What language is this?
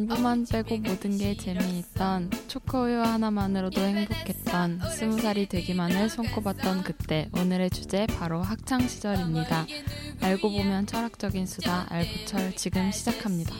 Korean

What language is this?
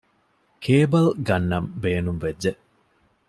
Divehi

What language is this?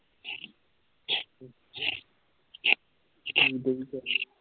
Punjabi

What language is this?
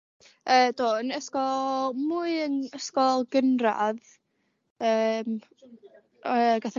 Welsh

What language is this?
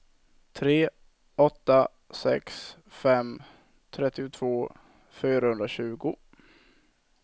Swedish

